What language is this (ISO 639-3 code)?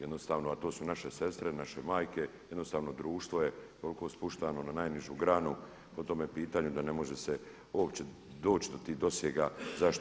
hrv